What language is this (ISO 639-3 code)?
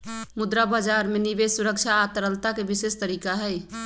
mag